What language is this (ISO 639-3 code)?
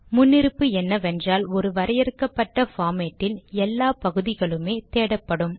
tam